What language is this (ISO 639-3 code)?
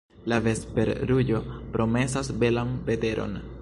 epo